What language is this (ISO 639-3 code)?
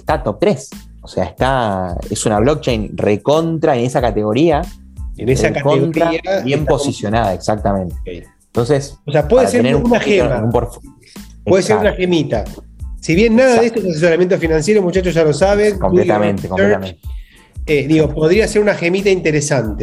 spa